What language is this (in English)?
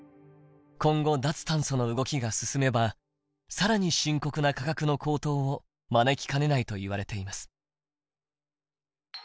Japanese